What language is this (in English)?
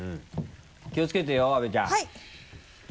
Japanese